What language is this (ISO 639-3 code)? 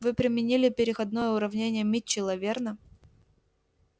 rus